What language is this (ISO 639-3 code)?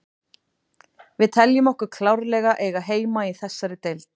isl